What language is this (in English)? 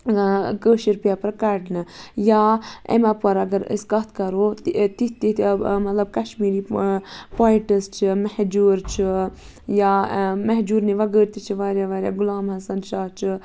Kashmiri